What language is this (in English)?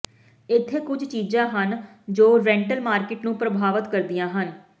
Punjabi